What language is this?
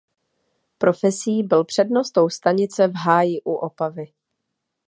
Czech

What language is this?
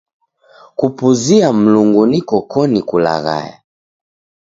Taita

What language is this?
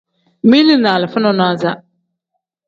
Tem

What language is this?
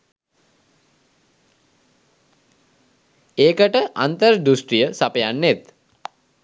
Sinhala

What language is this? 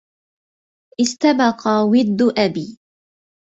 Arabic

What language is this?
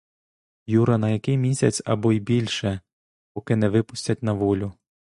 Ukrainian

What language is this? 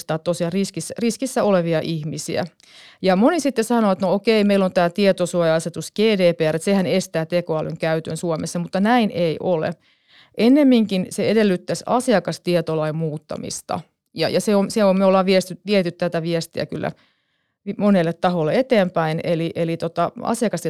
Finnish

